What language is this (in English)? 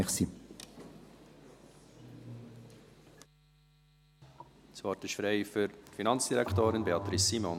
Swiss German